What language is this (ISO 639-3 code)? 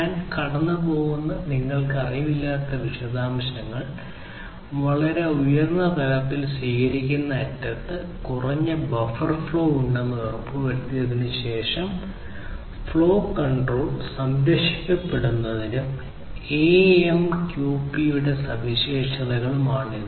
mal